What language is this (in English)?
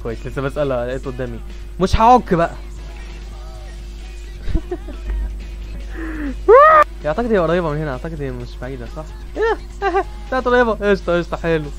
Arabic